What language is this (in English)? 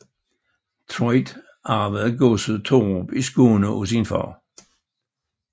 Danish